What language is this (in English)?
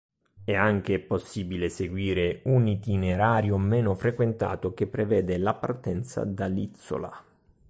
Italian